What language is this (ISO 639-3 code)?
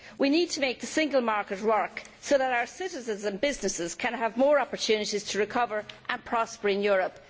eng